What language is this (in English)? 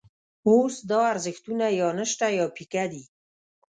Pashto